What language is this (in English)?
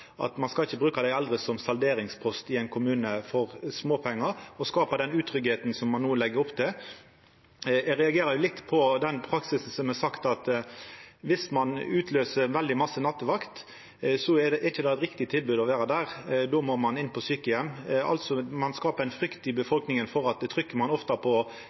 Norwegian Nynorsk